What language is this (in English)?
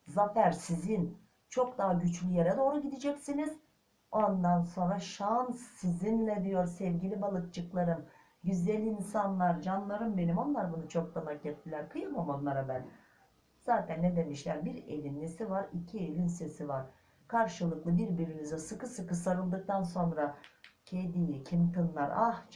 Turkish